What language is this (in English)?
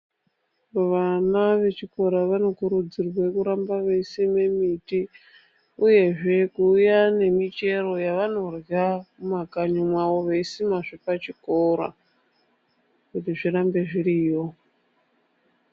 Ndau